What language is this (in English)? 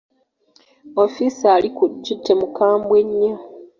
Ganda